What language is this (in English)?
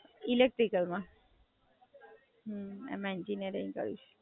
Gujarati